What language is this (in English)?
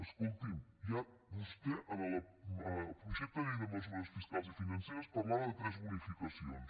Catalan